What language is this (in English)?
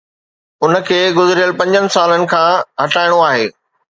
Sindhi